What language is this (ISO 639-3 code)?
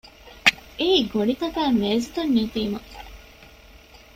div